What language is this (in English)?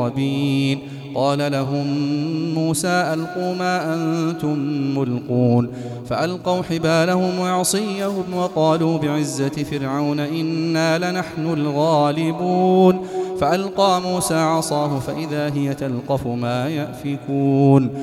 Arabic